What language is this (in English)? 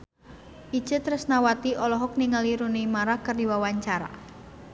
Sundanese